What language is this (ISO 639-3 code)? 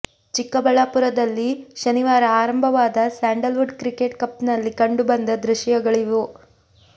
kan